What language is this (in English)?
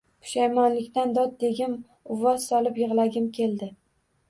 Uzbek